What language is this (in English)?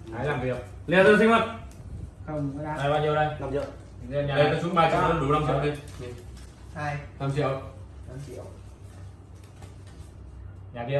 Vietnamese